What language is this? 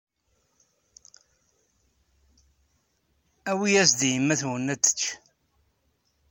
Kabyle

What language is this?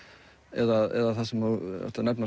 Icelandic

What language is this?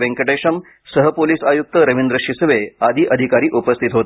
Marathi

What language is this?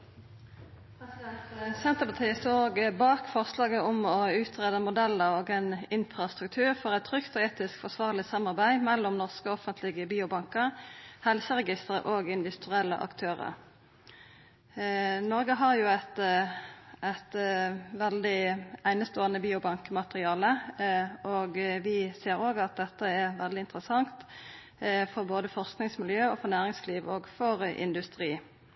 Norwegian Nynorsk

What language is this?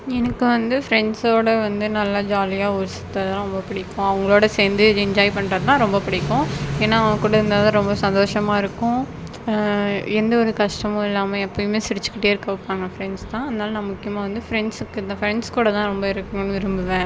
Tamil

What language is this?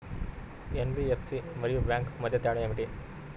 Telugu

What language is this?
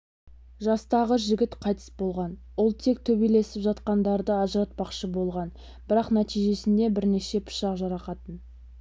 Kazakh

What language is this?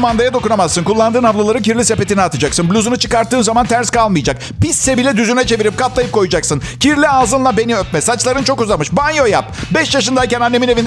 Turkish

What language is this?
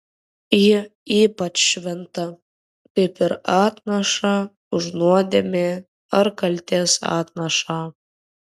Lithuanian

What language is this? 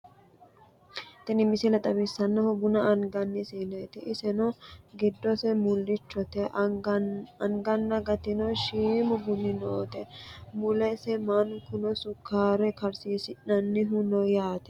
Sidamo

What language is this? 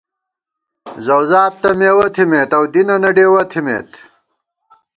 Gawar-Bati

